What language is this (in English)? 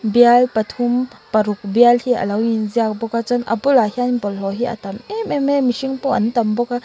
Mizo